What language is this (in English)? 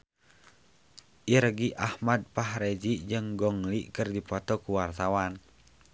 Sundanese